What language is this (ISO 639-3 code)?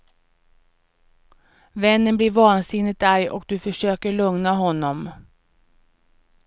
swe